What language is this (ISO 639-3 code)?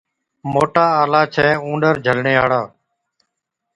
odk